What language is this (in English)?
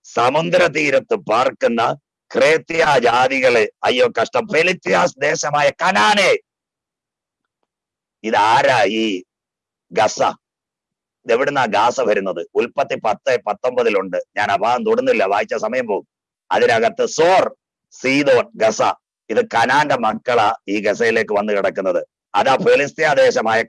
Hindi